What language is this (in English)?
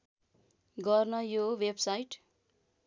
Nepali